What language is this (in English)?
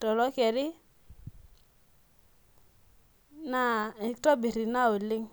Masai